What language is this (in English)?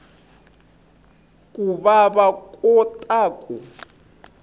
Tsonga